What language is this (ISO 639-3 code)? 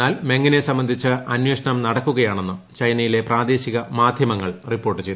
mal